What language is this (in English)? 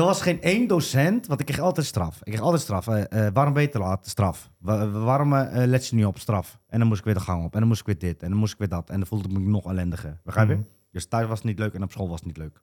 Dutch